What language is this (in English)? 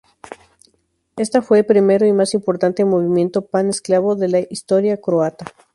Spanish